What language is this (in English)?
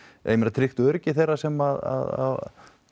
Icelandic